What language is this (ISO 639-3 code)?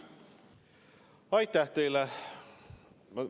est